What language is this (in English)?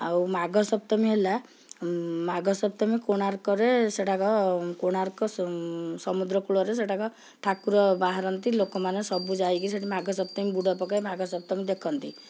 Odia